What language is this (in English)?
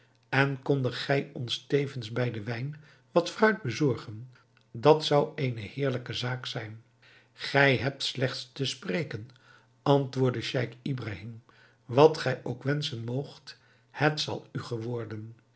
Dutch